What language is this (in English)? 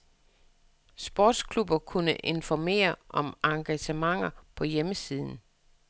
Danish